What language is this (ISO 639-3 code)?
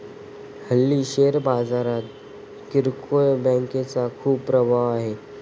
mar